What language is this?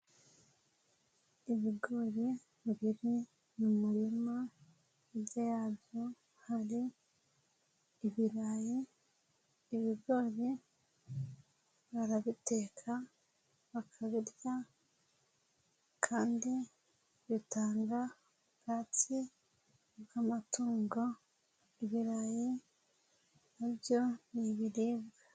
Kinyarwanda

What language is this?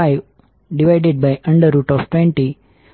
Gujarati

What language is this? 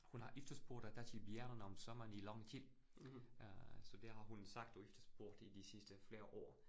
Danish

